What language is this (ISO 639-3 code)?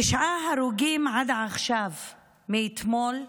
heb